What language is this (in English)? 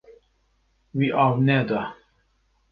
Kurdish